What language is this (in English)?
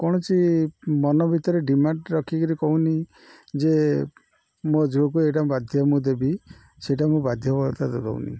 Odia